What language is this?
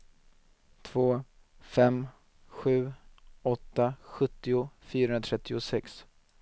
Swedish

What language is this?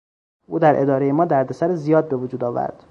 Persian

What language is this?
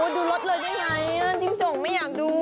Thai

